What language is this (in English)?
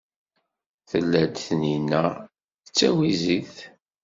Kabyle